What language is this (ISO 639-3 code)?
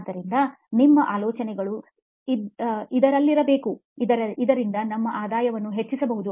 kan